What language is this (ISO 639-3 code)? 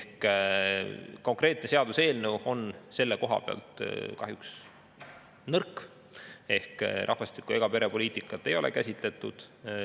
est